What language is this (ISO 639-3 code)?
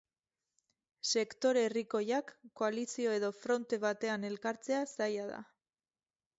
eus